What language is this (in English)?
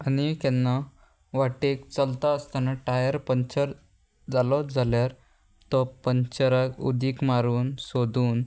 Konkani